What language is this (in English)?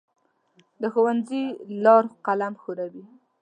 Pashto